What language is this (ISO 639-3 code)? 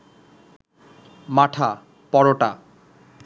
ben